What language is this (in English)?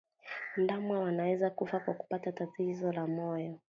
Swahili